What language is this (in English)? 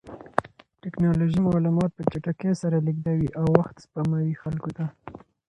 Pashto